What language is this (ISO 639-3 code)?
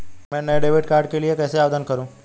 hin